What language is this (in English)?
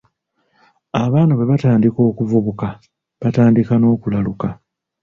Ganda